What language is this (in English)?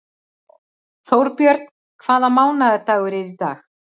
Icelandic